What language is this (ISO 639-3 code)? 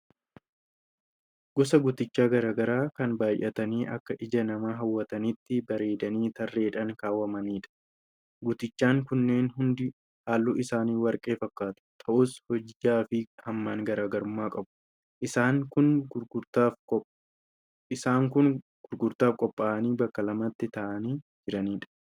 orm